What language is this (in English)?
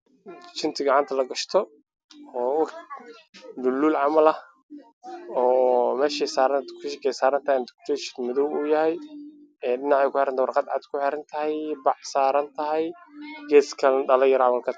Somali